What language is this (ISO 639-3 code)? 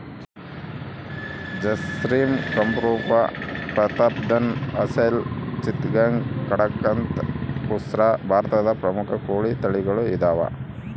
kan